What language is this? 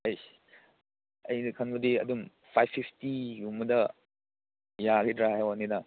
Manipuri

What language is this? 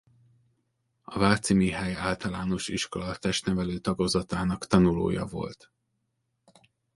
Hungarian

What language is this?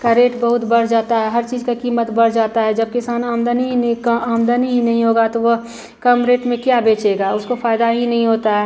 Hindi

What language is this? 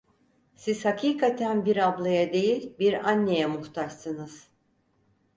Turkish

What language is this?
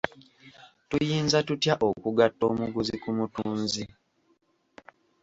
Ganda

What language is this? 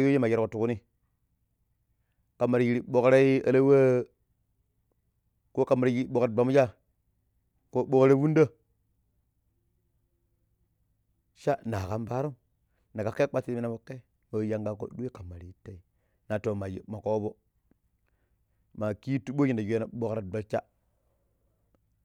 Pero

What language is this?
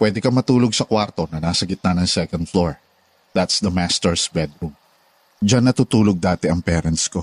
Filipino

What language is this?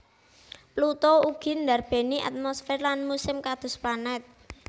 Javanese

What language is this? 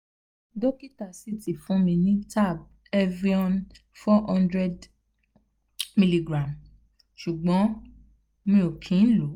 Yoruba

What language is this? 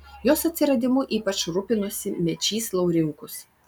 Lithuanian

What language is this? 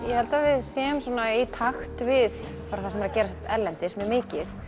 Icelandic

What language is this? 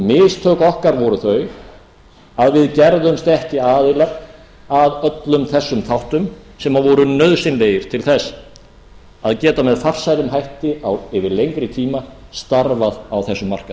Icelandic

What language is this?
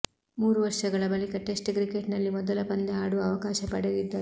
Kannada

